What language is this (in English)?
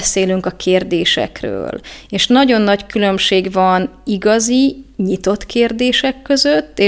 Hungarian